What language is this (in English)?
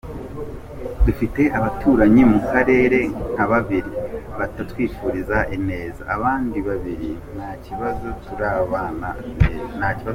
Kinyarwanda